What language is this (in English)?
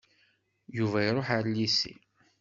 Kabyle